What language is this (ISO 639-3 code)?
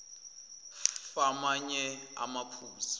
zul